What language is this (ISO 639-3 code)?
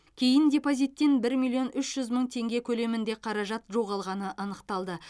kaz